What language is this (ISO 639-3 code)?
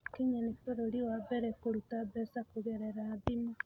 kik